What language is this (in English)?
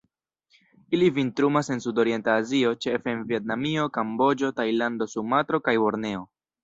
Esperanto